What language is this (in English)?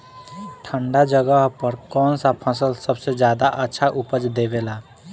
Bhojpuri